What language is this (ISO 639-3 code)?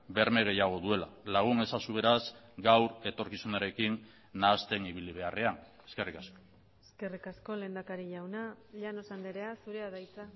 eus